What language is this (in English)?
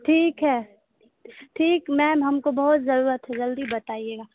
Urdu